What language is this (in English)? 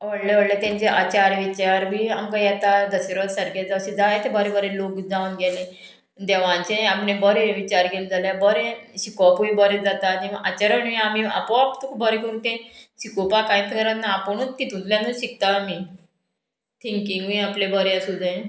Konkani